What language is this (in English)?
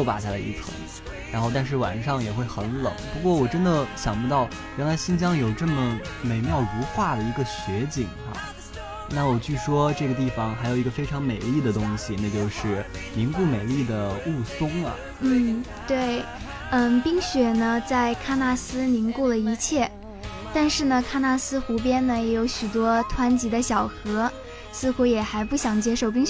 Chinese